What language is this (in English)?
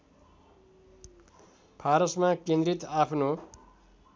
Nepali